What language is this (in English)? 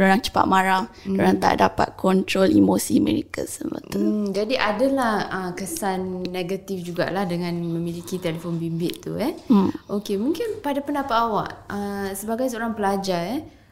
Malay